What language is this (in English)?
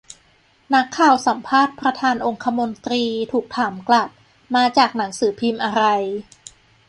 Thai